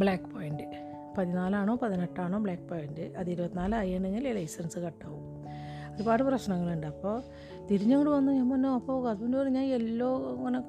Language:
Malayalam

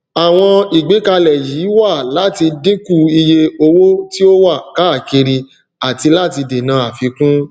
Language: Yoruba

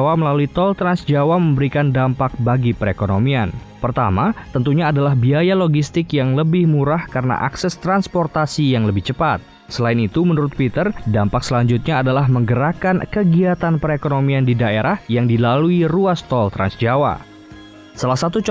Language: Indonesian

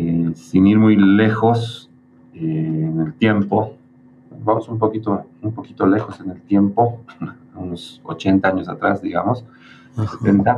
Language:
Spanish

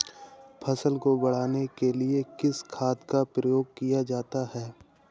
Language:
Hindi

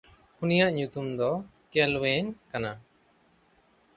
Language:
Santali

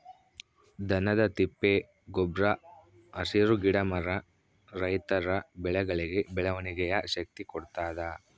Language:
Kannada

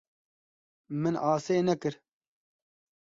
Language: Kurdish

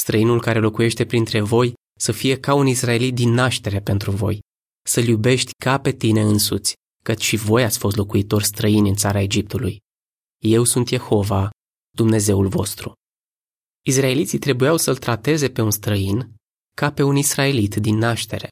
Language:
Romanian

